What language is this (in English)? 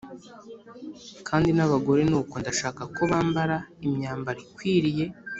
Kinyarwanda